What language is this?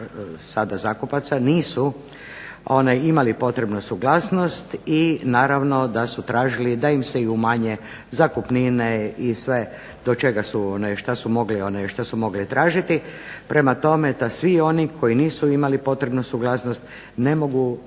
Croatian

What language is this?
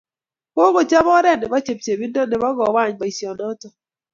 Kalenjin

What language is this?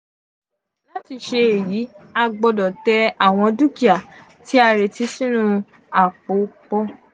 Yoruba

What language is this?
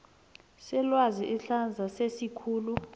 South Ndebele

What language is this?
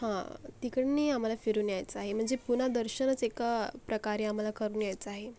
Marathi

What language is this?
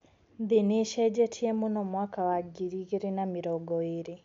Kikuyu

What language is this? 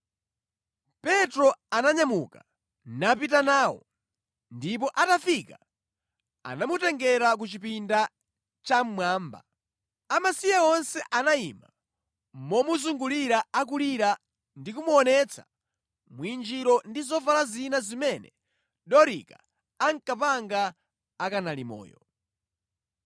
Nyanja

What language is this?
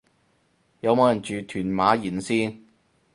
Cantonese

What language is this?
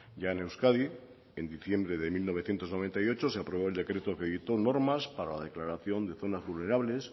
Spanish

